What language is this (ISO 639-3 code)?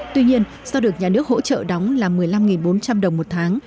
vie